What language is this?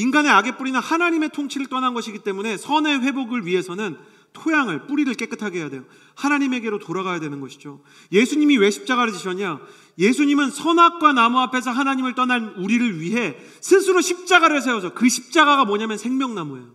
Korean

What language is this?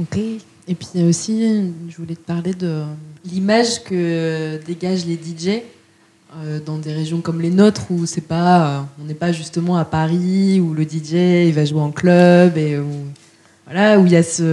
French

